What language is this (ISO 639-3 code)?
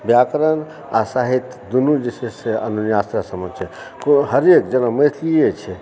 mai